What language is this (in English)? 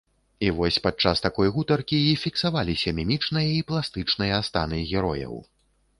Belarusian